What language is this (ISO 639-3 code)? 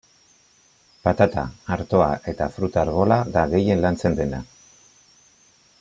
eus